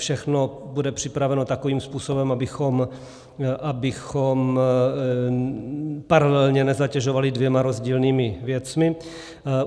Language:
Czech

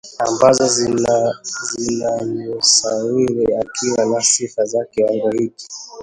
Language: Swahili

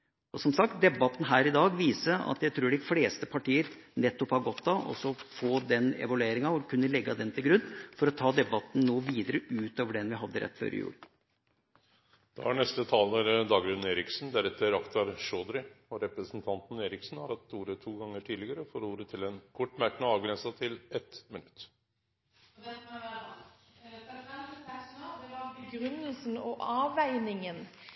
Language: Norwegian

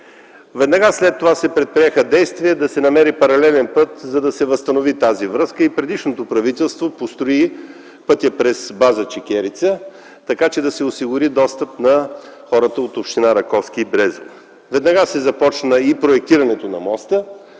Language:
Bulgarian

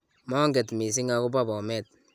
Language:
Kalenjin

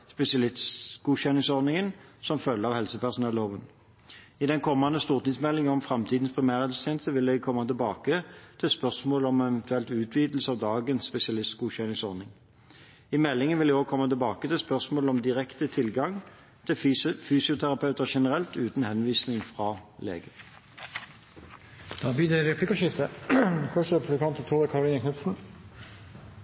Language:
Norwegian Bokmål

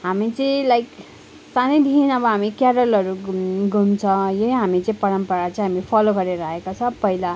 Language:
Nepali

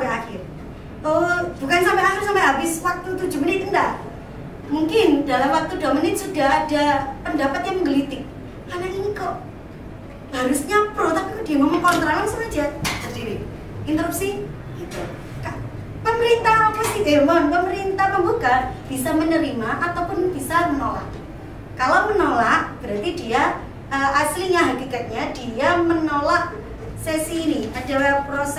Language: Indonesian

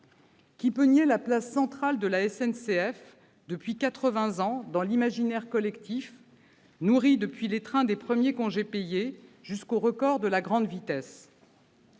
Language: French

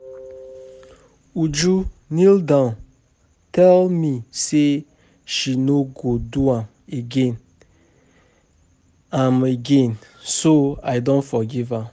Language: Nigerian Pidgin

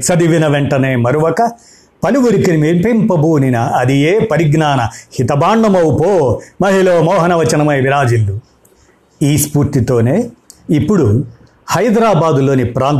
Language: Telugu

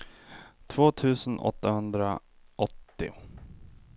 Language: Swedish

